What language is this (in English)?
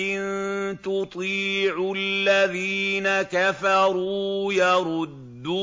Arabic